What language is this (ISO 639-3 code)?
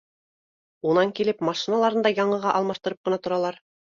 bak